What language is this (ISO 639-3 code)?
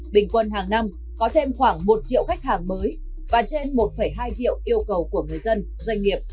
vie